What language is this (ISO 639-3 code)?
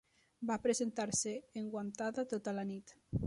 cat